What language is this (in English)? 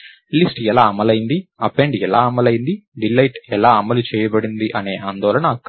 Telugu